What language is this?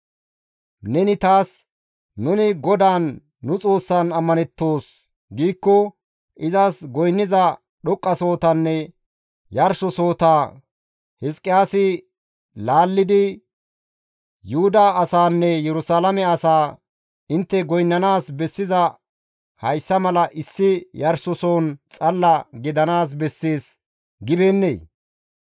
Gamo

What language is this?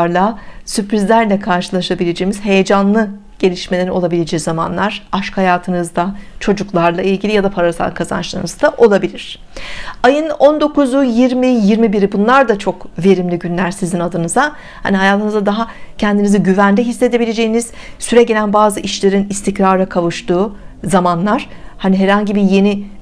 Turkish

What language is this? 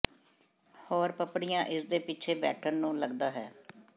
Punjabi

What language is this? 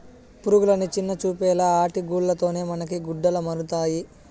Telugu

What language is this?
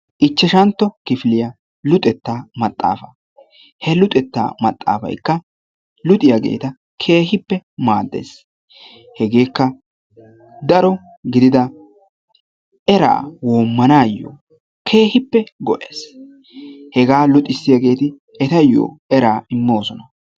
Wolaytta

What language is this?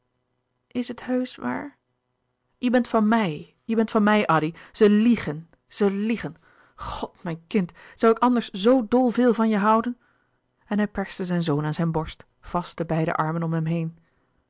Dutch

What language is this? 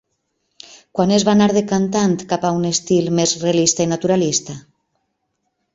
Catalan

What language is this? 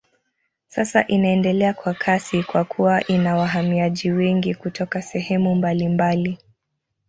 Swahili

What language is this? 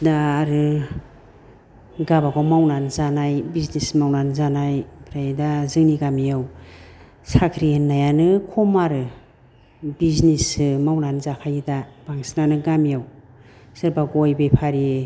Bodo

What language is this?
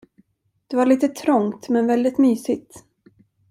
Swedish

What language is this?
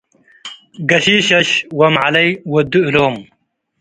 Tigre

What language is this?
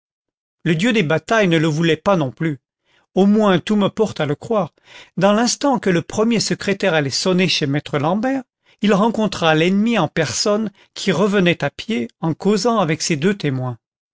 French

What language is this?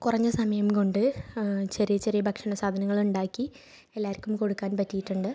Malayalam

